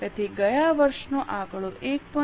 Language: Gujarati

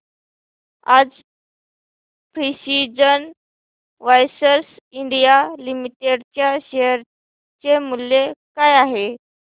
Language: Marathi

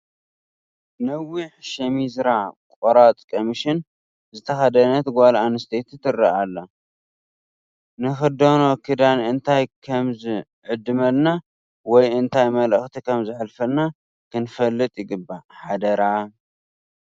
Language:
Tigrinya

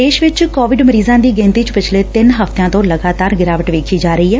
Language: Punjabi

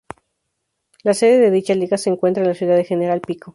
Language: Spanish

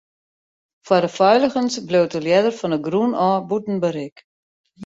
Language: Western Frisian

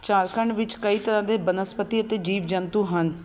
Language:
Punjabi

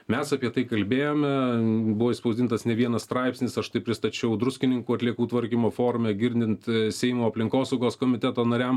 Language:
Lithuanian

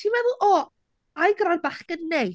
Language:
Welsh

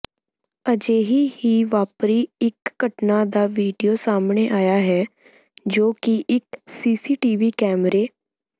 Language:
Punjabi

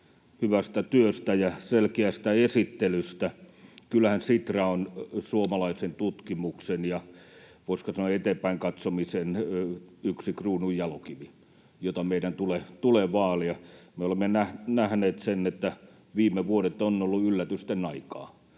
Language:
Finnish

